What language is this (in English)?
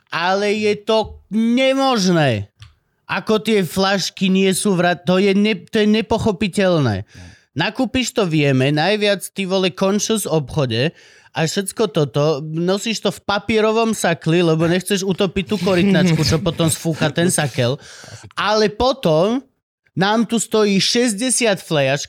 Slovak